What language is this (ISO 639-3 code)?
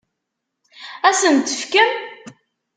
kab